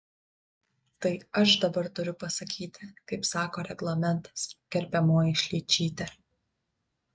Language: Lithuanian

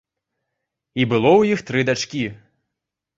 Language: Belarusian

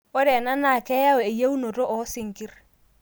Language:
Masai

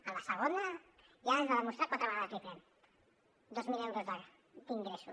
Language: Catalan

